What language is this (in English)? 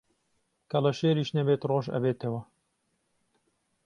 Central Kurdish